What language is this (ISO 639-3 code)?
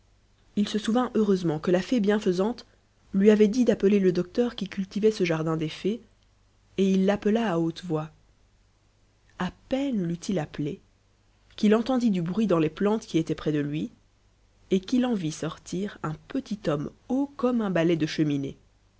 fra